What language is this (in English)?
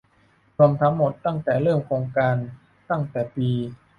Thai